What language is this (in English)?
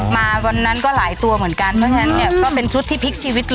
Thai